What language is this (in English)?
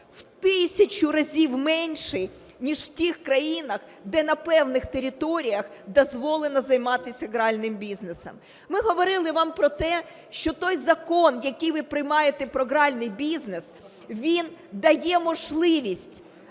Ukrainian